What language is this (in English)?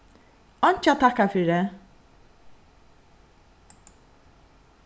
Faroese